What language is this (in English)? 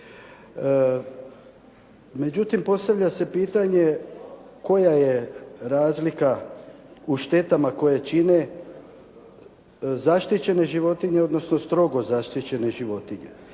Croatian